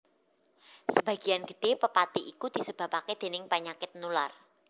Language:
Javanese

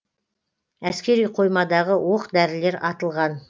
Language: Kazakh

